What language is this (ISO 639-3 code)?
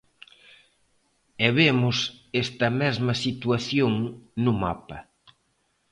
glg